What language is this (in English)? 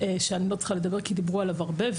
Hebrew